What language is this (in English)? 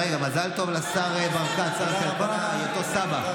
Hebrew